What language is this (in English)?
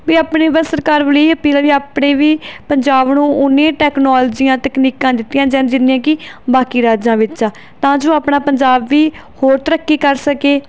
Punjabi